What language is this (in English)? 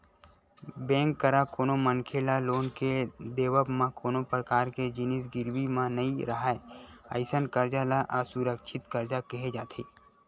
Chhattisgarhi